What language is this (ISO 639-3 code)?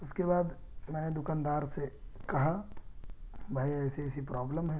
urd